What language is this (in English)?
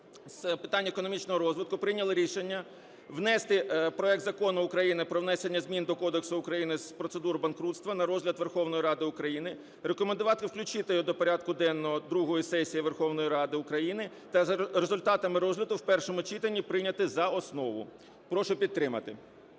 Ukrainian